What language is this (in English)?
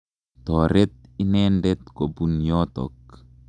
Kalenjin